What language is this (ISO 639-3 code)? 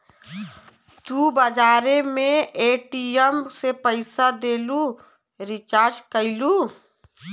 bho